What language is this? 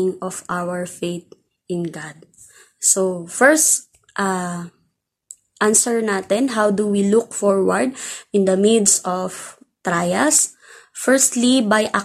Filipino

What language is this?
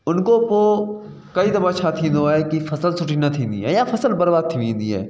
Sindhi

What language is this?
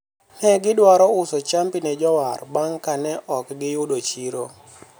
Luo (Kenya and Tanzania)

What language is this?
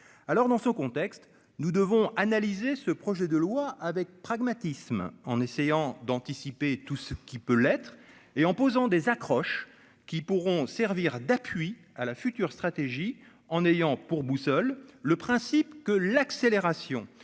French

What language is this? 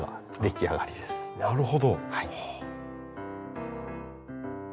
Japanese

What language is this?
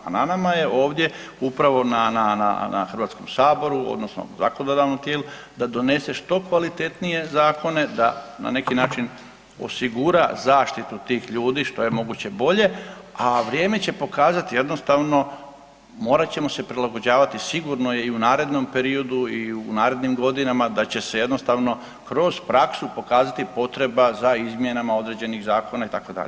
Croatian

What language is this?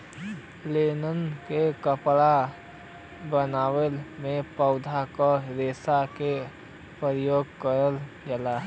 Bhojpuri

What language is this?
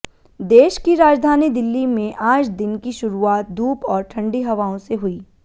Hindi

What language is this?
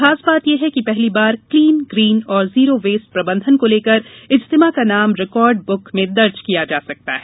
Hindi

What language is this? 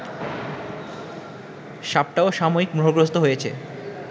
Bangla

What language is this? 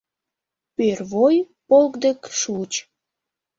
Mari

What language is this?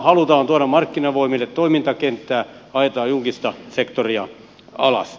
Finnish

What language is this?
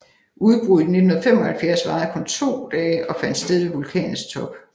Danish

